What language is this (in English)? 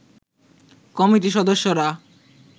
Bangla